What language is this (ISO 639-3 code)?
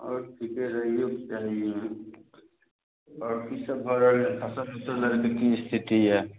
mai